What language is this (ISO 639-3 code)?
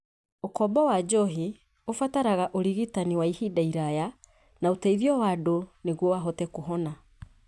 kik